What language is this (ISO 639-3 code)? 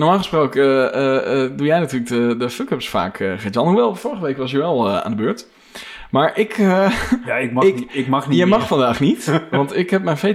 nld